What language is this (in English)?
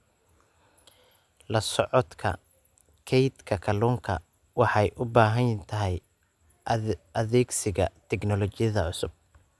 Somali